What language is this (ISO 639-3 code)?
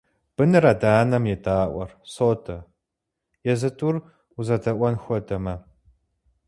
kbd